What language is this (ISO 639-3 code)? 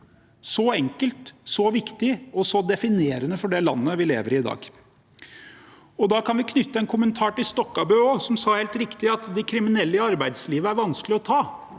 nor